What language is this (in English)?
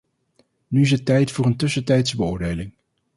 Dutch